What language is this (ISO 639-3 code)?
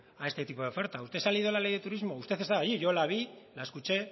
spa